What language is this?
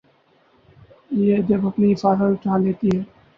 Urdu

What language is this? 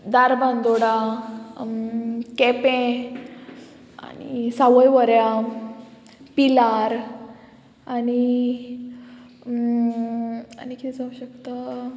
Konkani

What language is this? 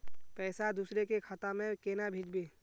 Magahi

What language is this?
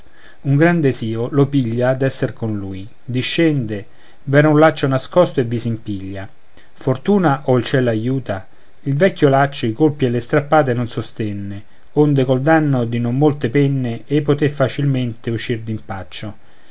Italian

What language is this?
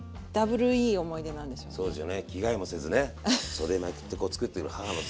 Japanese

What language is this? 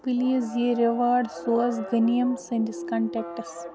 Kashmiri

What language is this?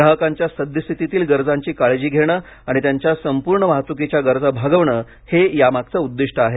Marathi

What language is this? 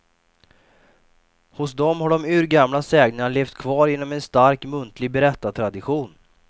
Swedish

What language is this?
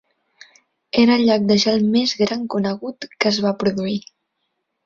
Catalan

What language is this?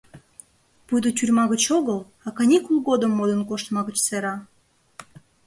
Mari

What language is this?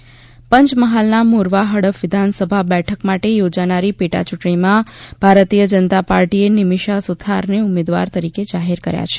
Gujarati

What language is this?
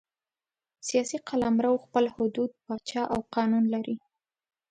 Pashto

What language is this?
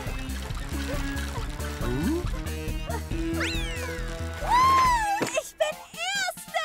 German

